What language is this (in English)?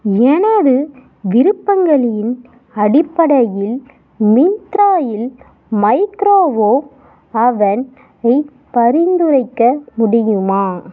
Tamil